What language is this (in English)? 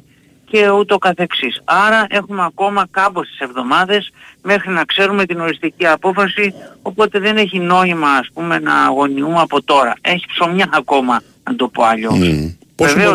Greek